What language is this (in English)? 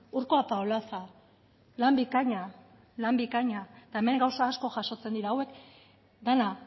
Basque